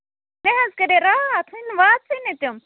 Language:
Kashmiri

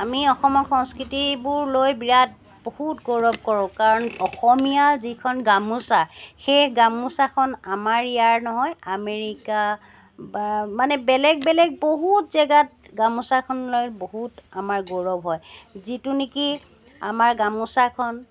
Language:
Assamese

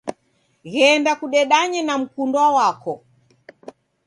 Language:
Taita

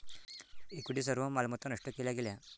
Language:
Marathi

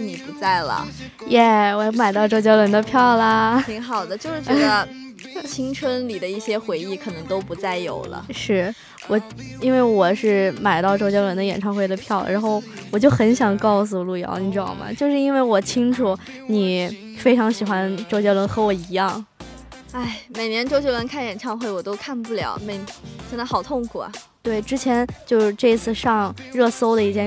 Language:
Chinese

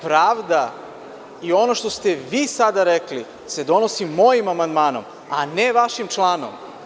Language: Serbian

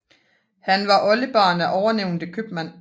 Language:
Danish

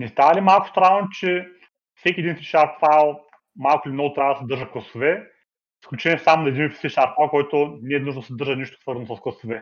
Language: Bulgarian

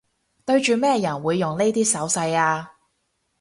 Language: Cantonese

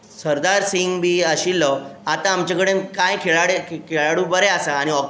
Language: Konkani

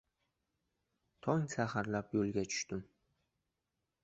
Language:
Uzbek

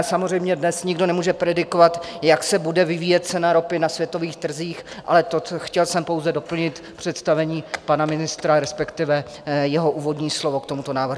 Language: Czech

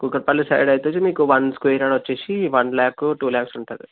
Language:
Telugu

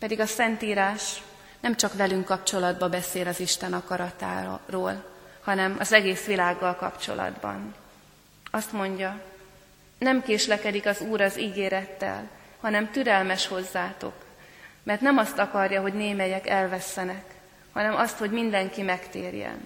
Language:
Hungarian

